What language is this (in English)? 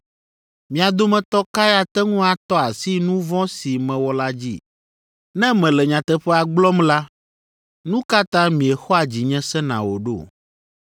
Ewe